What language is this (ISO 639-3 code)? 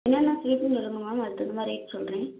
tam